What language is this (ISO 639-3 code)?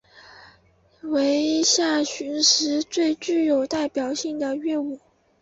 zho